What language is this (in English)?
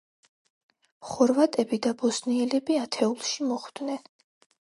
Georgian